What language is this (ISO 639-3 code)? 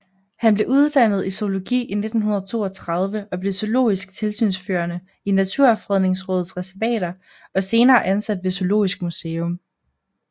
dan